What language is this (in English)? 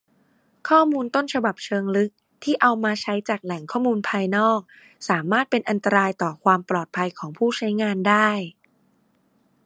Thai